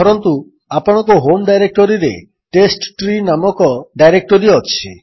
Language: Odia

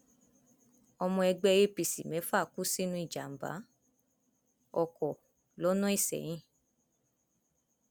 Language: Yoruba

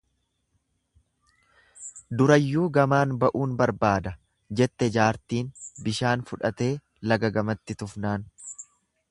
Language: Oromo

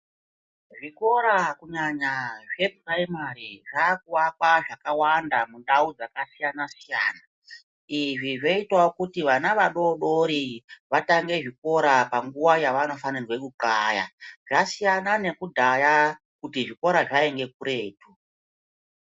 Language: Ndau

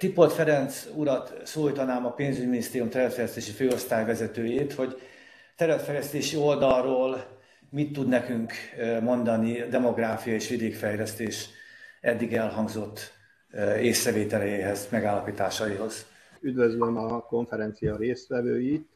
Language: Hungarian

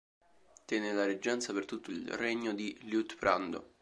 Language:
Italian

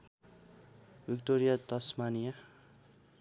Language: Nepali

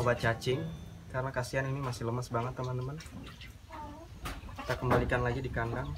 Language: Indonesian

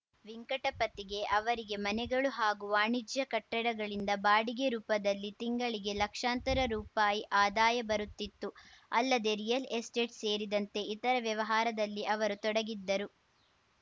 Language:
Kannada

